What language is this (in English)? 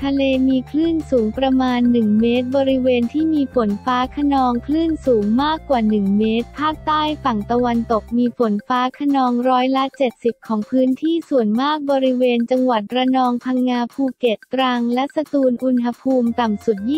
Thai